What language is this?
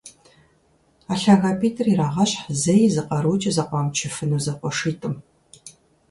Kabardian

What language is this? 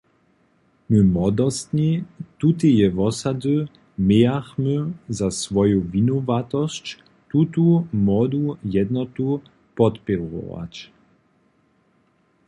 Upper Sorbian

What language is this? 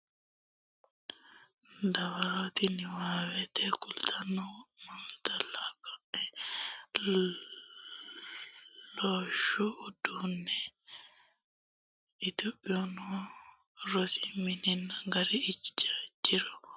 Sidamo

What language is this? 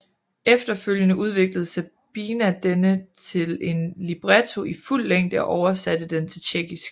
Danish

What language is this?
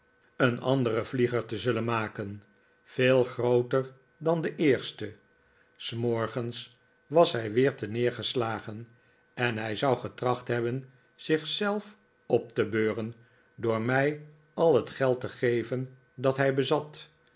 Dutch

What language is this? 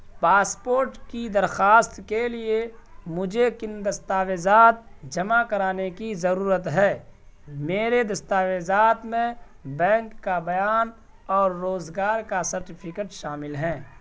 Urdu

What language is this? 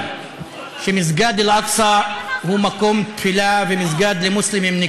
Hebrew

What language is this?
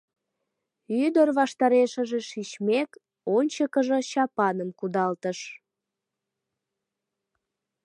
Mari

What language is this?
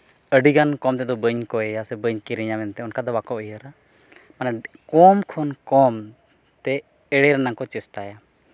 Santali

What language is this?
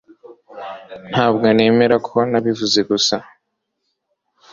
Kinyarwanda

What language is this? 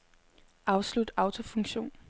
Danish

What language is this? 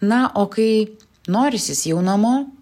Lithuanian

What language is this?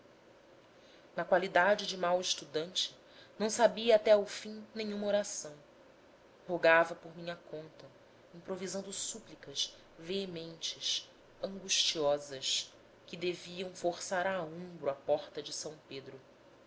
Portuguese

